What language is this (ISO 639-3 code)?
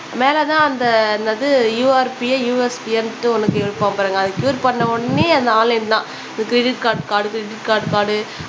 tam